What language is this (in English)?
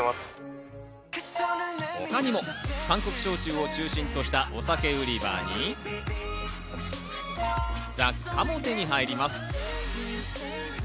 Japanese